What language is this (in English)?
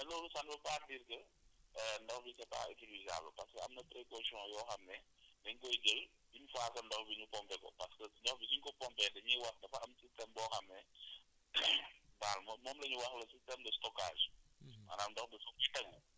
Wolof